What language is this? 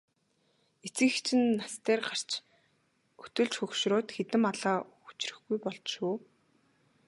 Mongolian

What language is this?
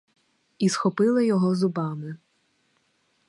Ukrainian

